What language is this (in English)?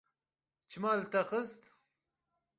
Kurdish